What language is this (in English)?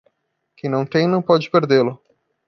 Portuguese